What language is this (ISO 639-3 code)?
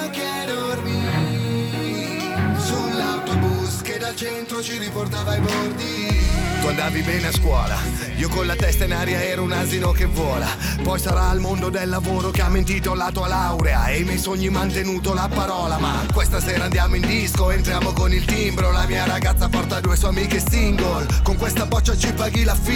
ita